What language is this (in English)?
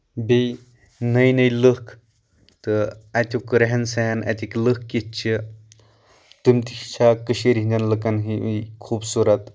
Kashmiri